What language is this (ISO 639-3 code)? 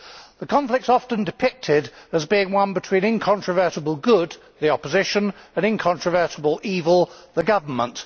eng